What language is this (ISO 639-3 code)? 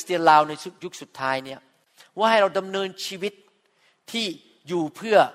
tha